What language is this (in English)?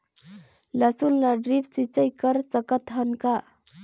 Chhattisgarhi